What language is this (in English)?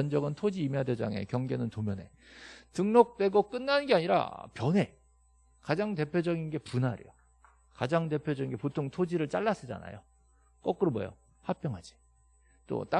Korean